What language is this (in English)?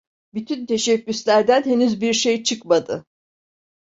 Turkish